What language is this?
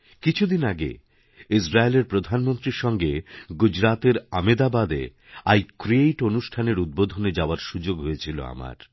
Bangla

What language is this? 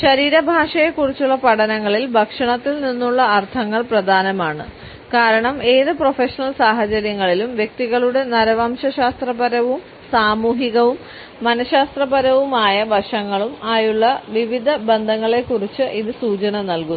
Malayalam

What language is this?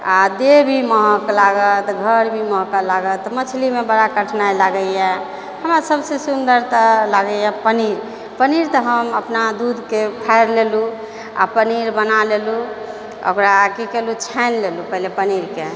Maithili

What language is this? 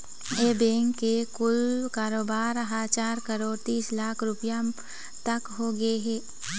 Chhattisgarhi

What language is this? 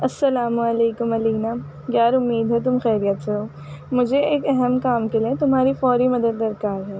Urdu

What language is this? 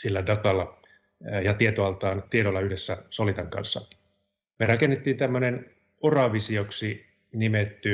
Finnish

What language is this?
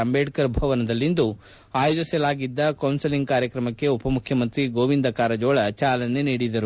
Kannada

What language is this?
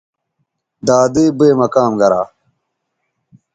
Bateri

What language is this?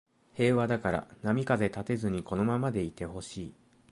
Japanese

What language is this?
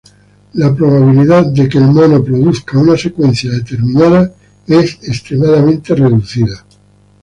Spanish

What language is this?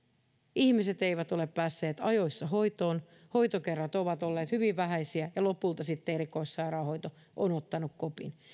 Finnish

